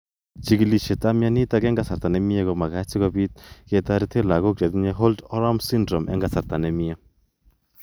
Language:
Kalenjin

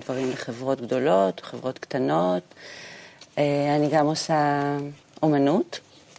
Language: Hebrew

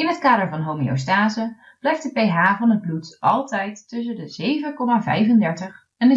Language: Dutch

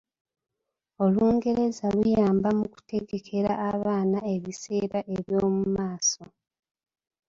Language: Ganda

